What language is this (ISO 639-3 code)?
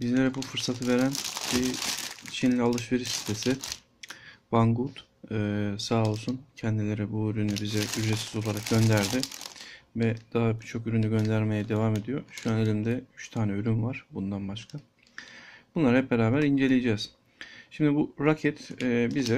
tur